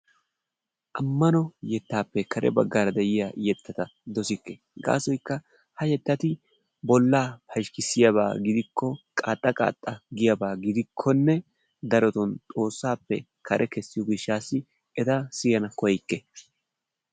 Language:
Wolaytta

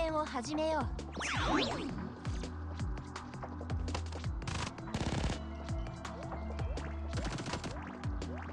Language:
Korean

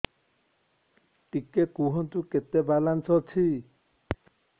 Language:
Odia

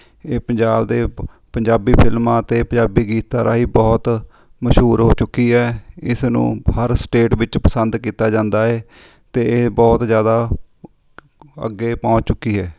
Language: Punjabi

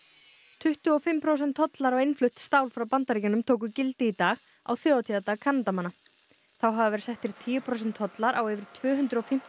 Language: Icelandic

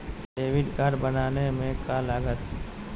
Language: Magahi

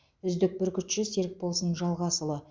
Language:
Kazakh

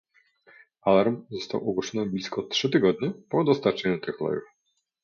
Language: Polish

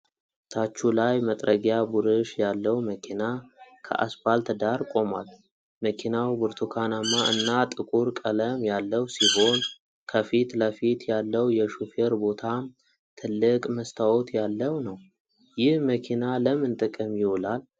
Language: Amharic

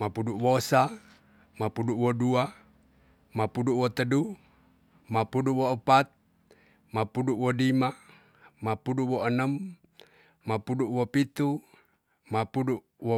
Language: Tonsea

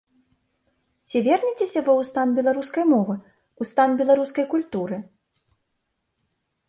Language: Belarusian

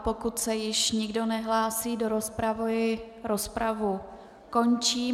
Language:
Czech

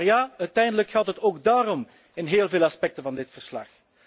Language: Dutch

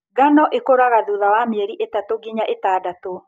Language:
Kikuyu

